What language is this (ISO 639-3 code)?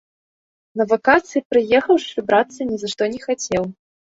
bel